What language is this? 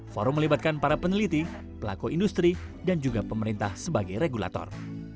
Indonesian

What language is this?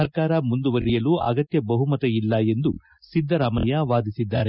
Kannada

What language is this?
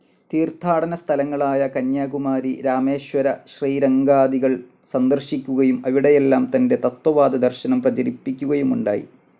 Malayalam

